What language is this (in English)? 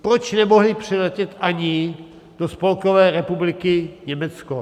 Czech